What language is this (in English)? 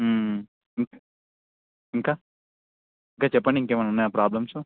Telugu